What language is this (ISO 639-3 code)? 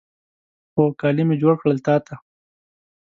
pus